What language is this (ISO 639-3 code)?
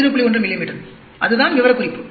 tam